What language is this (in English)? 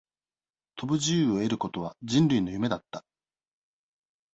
Japanese